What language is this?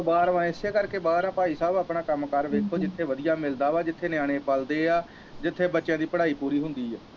Punjabi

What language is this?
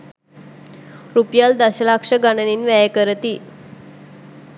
Sinhala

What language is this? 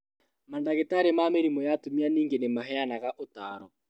Kikuyu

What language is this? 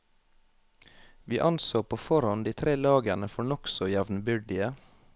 Norwegian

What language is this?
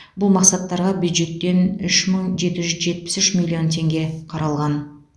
Kazakh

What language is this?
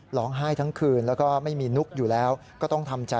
Thai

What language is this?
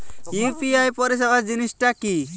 Bangla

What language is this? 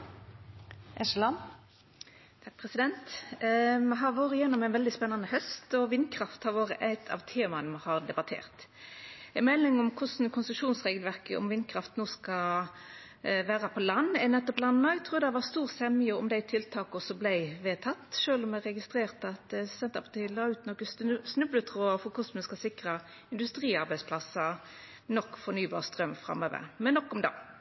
Norwegian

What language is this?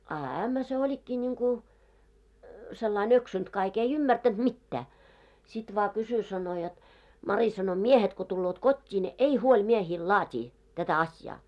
Finnish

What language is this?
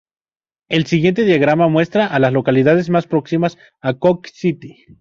Spanish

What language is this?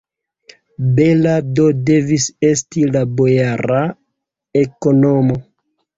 Esperanto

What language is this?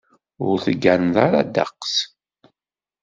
Kabyle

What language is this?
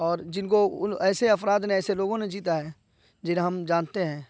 Urdu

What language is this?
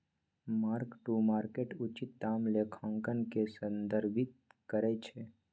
Magahi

